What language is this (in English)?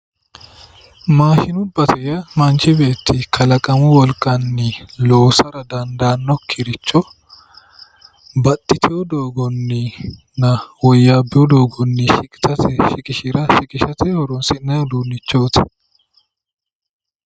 Sidamo